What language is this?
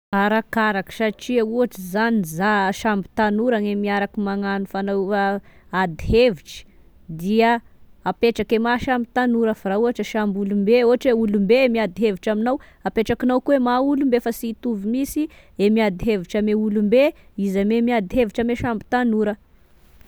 Tesaka Malagasy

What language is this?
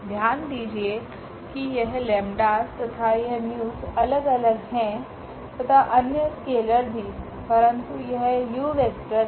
Hindi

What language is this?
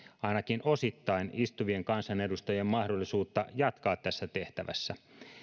Finnish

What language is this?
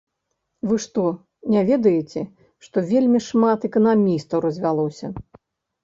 Belarusian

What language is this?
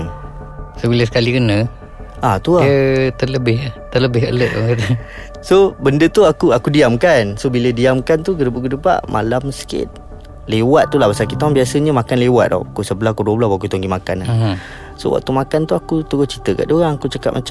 Malay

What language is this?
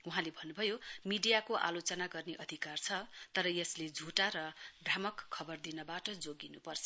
Nepali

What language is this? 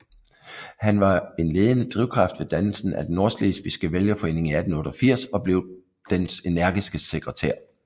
Danish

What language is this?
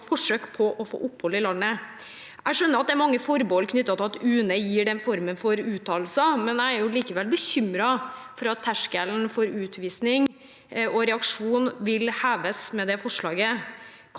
Norwegian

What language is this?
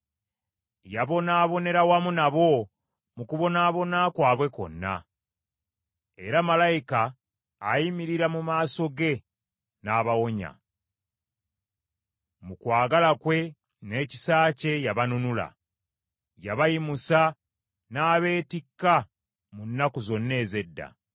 Ganda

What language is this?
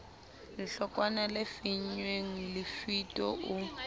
Southern Sotho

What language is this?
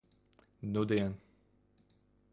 Latvian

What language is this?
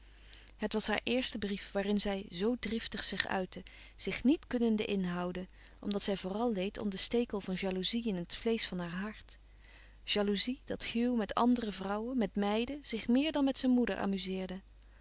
Dutch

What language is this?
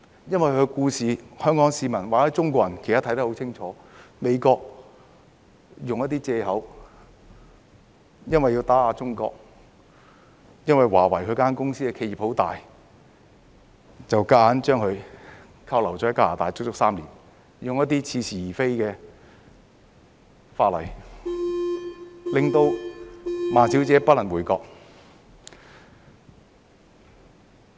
Cantonese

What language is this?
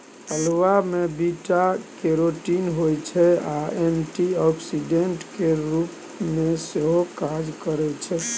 Maithili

